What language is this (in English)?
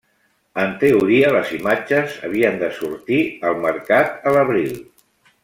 Catalan